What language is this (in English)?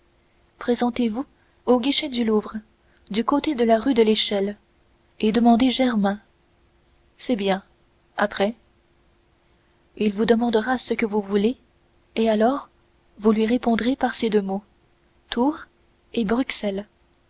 French